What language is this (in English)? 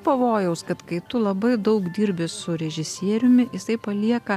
Lithuanian